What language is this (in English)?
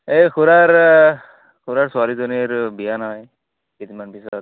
Assamese